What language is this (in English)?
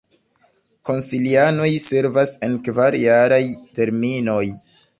Esperanto